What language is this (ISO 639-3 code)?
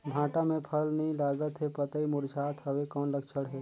hne